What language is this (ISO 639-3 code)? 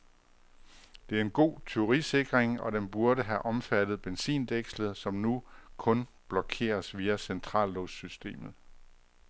dan